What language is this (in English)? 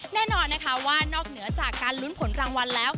Thai